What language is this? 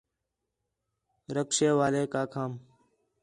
Khetrani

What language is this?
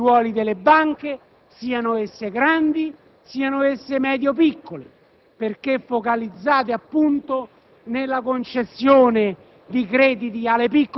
Italian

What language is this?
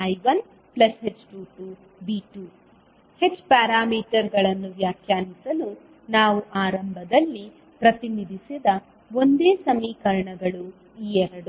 Kannada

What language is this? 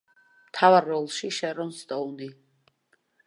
Georgian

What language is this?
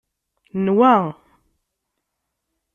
Kabyle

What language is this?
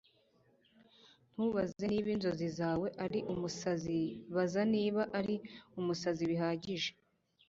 Kinyarwanda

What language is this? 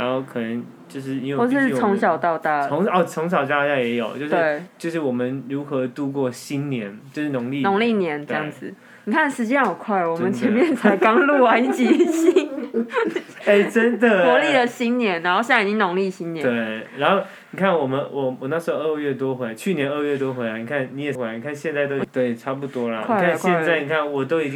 Chinese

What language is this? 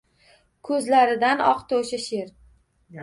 Uzbek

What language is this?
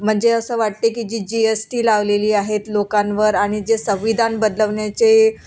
Marathi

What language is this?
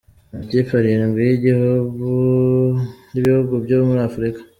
Kinyarwanda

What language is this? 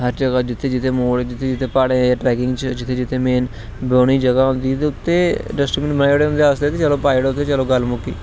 Dogri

